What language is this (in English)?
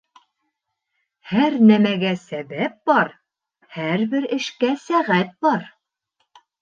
Bashkir